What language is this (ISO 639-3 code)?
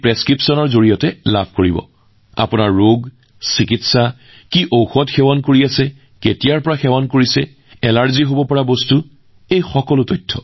asm